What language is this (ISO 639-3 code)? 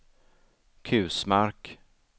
swe